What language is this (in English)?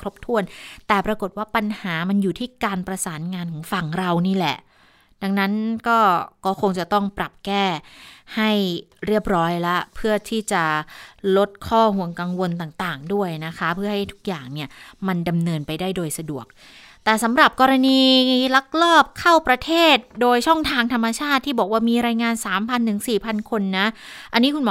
Thai